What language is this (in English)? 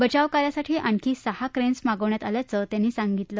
Marathi